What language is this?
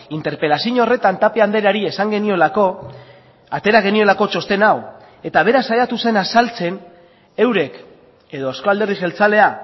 Basque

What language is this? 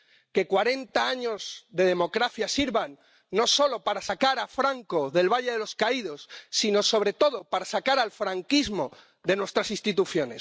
Spanish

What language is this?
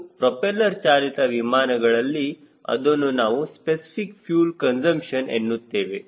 Kannada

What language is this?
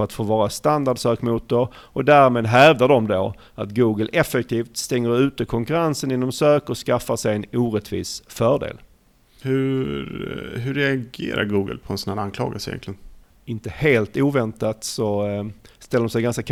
Swedish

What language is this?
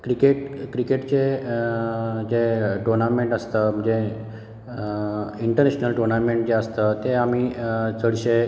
Konkani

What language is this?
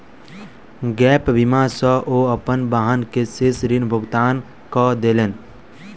Maithili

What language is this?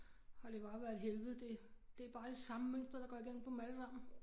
Danish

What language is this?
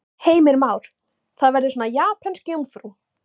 Icelandic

